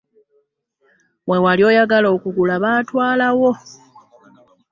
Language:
Ganda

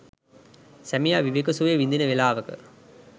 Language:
Sinhala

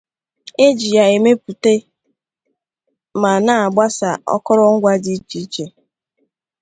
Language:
Igbo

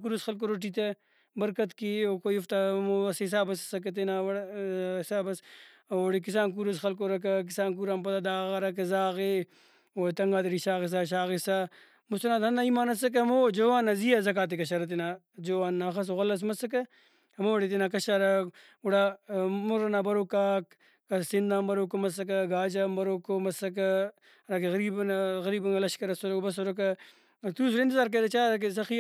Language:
Brahui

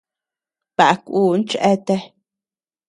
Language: Tepeuxila Cuicatec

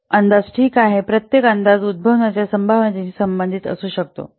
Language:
Marathi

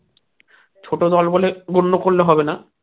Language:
Bangla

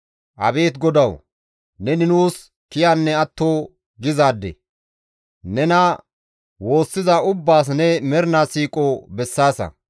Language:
Gamo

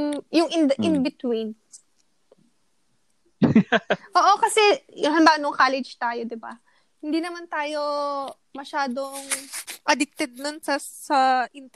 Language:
Filipino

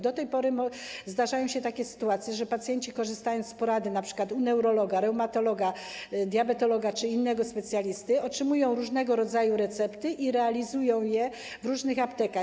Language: Polish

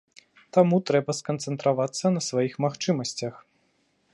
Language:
Belarusian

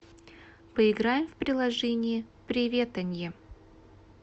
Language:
Russian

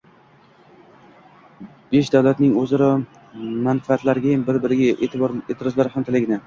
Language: Uzbek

